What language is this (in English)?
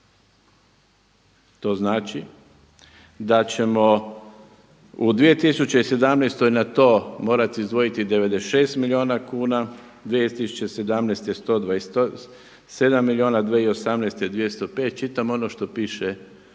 Croatian